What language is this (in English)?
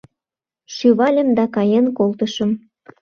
Mari